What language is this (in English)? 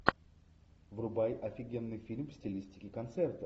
Russian